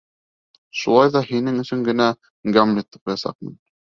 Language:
Bashkir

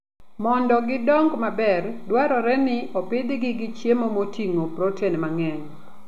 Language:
Luo (Kenya and Tanzania)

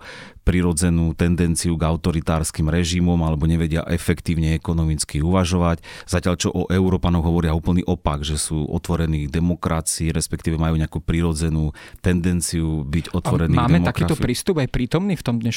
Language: Slovak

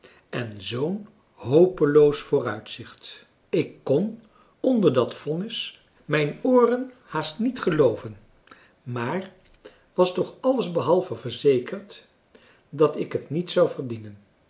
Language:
Dutch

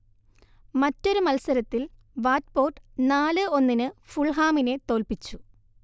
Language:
Malayalam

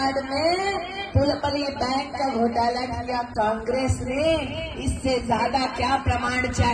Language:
Hindi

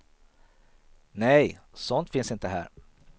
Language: Swedish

